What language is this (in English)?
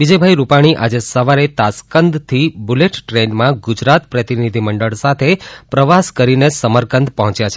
Gujarati